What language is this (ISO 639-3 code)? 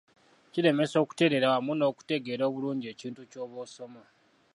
lug